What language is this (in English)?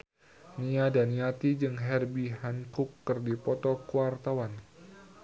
Sundanese